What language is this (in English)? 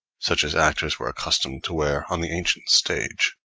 English